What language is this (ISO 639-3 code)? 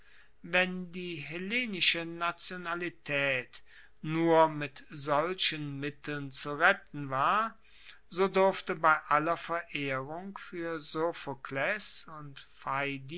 deu